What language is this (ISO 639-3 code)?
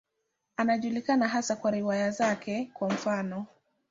swa